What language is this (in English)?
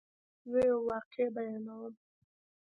Pashto